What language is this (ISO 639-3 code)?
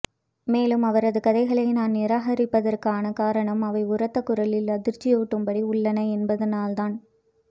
tam